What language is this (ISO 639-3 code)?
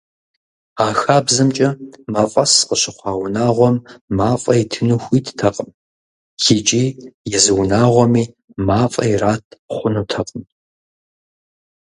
kbd